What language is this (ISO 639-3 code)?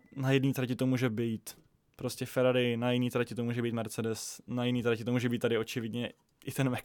ces